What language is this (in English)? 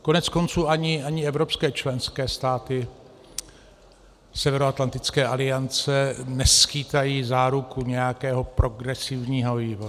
Czech